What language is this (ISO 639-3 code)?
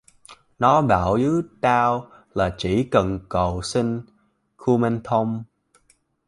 vie